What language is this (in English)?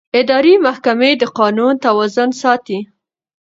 Pashto